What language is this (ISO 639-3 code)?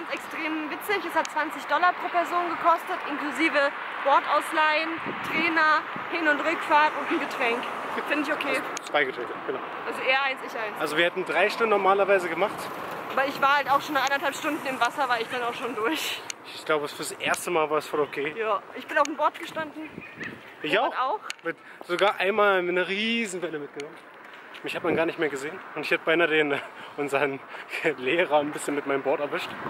deu